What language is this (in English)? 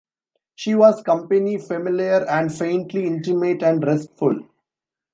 English